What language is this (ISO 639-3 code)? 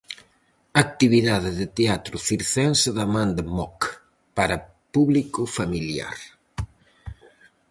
glg